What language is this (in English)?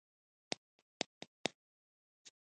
Pashto